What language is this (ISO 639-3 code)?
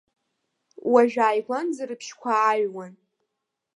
abk